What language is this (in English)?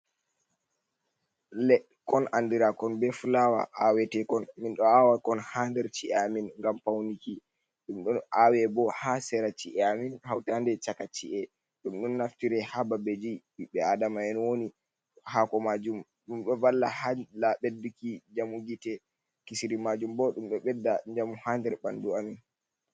Fula